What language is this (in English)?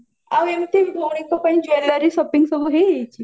Odia